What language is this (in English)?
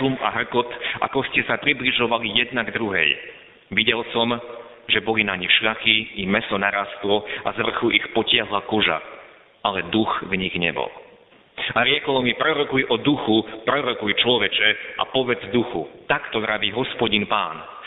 Slovak